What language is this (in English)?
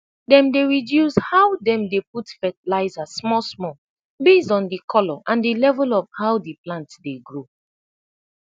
Nigerian Pidgin